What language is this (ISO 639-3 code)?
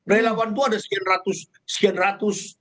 ind